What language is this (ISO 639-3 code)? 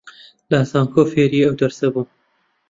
ckb